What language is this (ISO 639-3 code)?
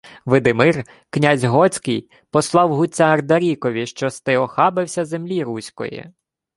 ukr